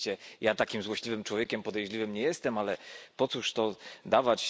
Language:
Polish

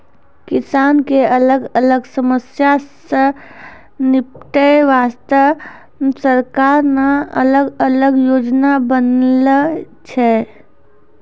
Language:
Maithili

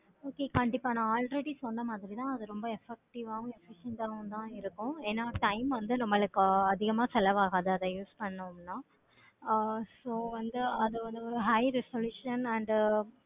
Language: Tamil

